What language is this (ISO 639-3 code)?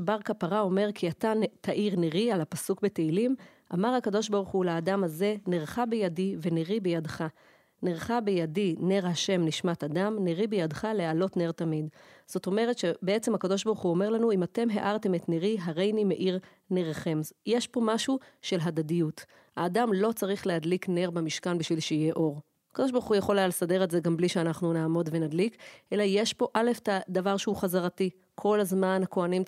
heb